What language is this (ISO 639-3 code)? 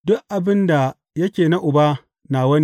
hau